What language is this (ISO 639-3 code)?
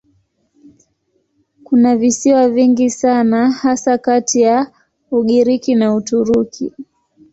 swa